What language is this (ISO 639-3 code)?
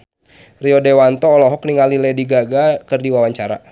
sun